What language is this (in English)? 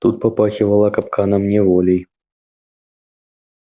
Russian